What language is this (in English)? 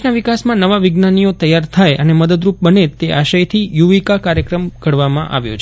Gujarati